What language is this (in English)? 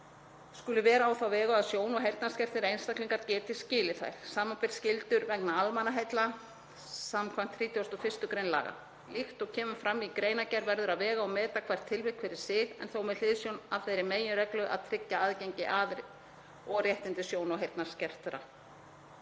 Icelandic